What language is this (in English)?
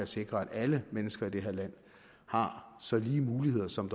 Danish